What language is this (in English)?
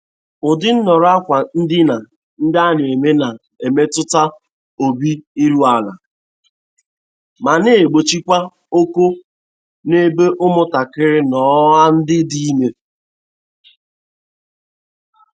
Igbo